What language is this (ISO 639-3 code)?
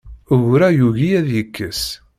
kab